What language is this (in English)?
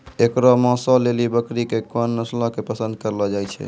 Maithili